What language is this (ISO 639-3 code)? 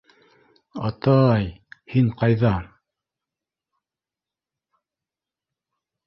bak